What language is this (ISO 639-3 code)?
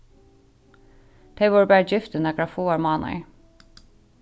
fao